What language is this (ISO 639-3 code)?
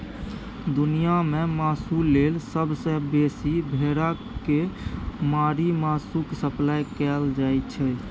mai